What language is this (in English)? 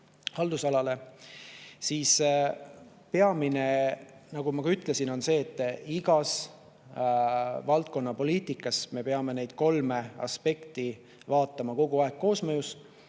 Estonian